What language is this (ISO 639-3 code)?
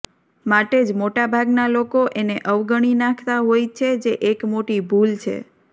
guj